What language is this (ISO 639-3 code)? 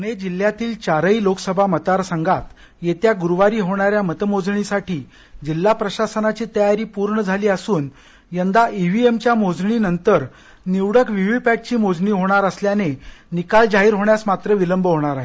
mar